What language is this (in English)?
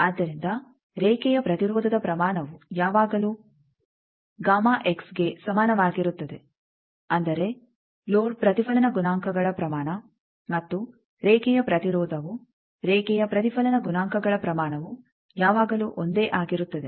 Kannada